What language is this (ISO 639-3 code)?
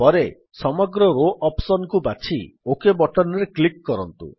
ori